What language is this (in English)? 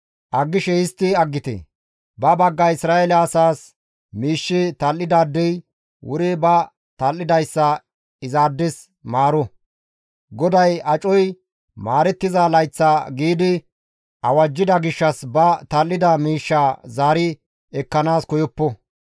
Gamo